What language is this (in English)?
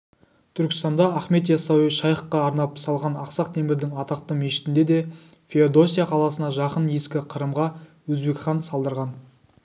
Kazakh